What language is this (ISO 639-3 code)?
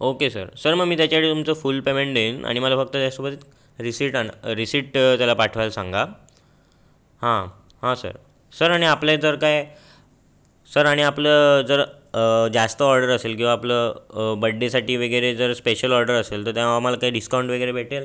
mar